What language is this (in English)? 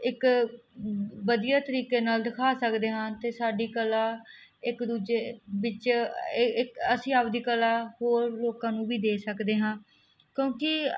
Punjabi